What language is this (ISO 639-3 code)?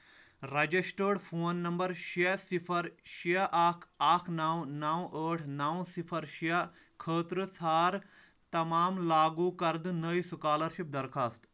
kas